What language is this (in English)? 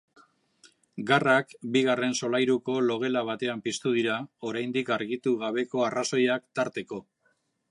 Basque